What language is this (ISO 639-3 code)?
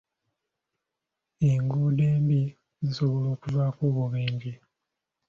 lug